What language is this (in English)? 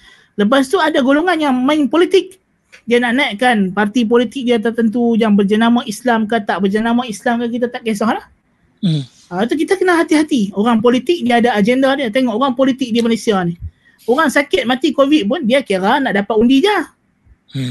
Malay